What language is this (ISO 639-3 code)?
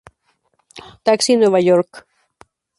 spa